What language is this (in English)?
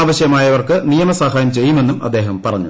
Malayalam